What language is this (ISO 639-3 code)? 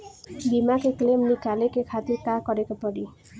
bho